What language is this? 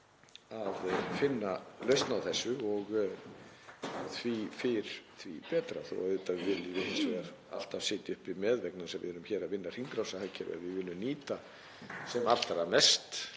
Icelandic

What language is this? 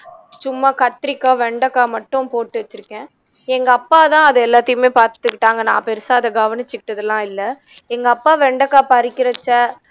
Tamil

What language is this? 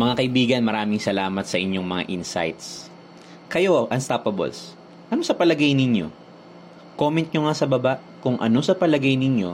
Filipino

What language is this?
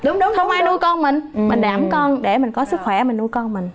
Vietnamese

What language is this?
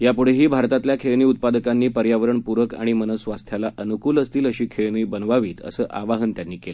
Marathi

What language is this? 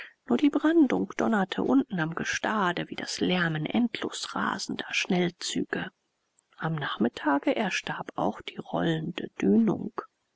German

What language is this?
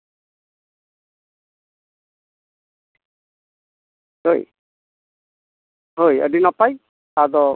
Santali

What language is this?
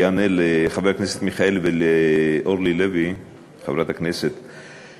Hebrew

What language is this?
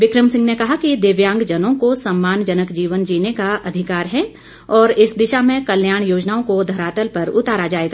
Hindi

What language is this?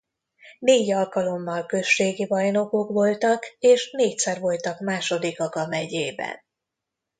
Hungarian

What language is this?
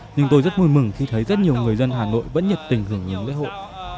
Vietnamese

